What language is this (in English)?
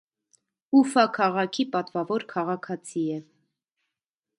Armenian